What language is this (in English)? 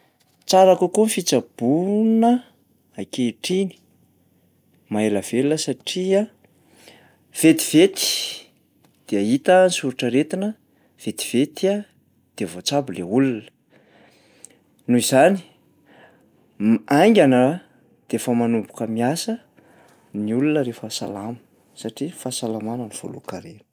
Malagasy